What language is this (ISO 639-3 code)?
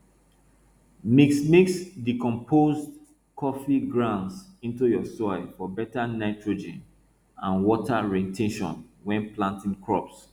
pcm